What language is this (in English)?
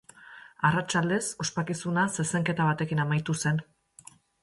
Basque